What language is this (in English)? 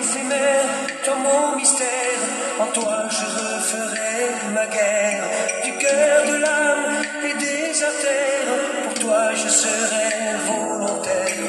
Dutch